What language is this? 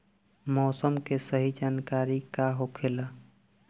Bhojpuri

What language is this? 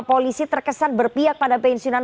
Indonesian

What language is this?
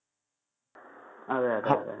Malayalam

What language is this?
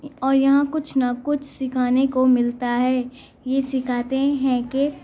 Urdu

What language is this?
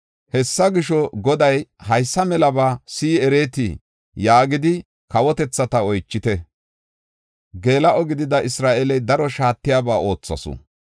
Gofa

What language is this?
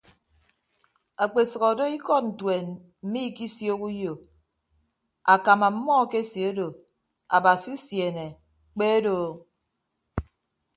Ibibio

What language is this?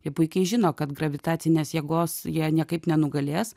Lithuanian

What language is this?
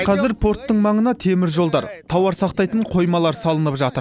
Kazakh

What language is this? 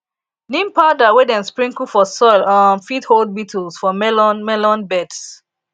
Nigerian Pidgin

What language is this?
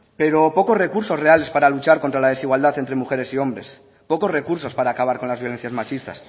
Spanish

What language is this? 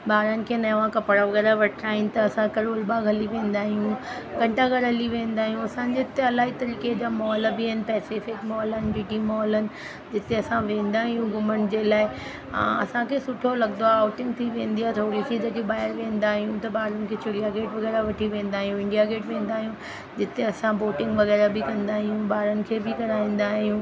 Sindhi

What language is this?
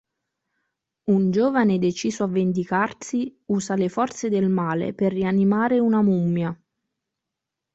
Italian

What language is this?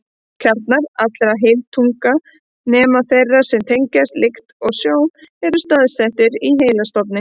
Icelandic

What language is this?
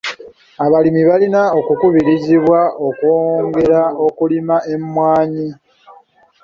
Ganda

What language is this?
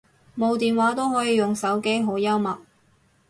Cantonese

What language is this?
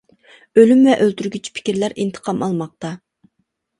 Uyghur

